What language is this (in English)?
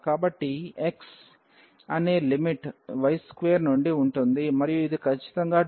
Telugu